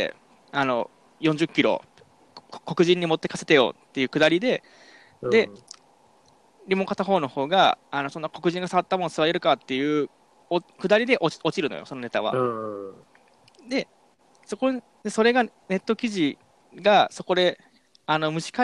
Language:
Japanese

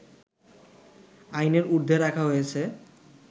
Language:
Bangla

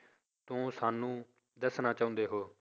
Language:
Punjabi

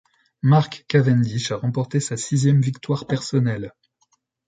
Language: French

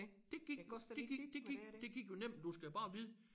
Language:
Danish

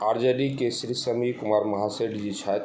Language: Maithili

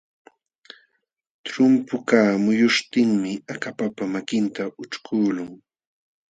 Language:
Jauja Wanca Quechua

